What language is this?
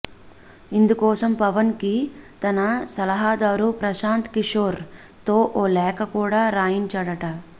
Telugu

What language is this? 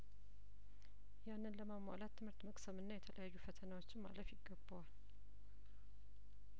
Amharic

